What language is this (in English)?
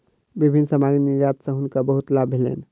Maithili